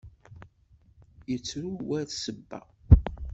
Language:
Kabyle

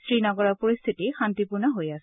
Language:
Assamese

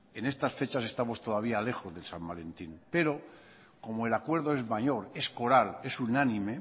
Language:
Spanish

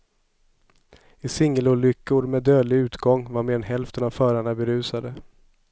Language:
Swedish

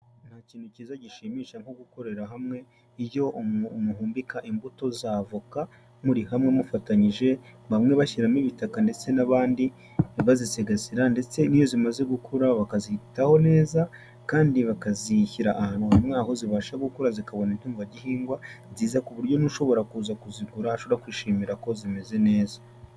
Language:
Kinyarwanda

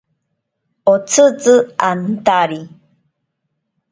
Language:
Ashéninka Perené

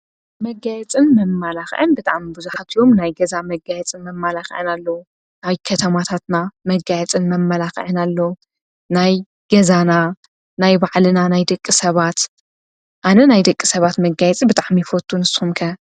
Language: Tigrinya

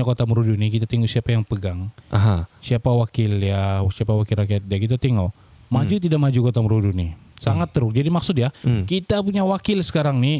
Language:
Malay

